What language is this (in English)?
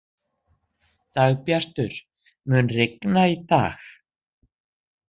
Icelandic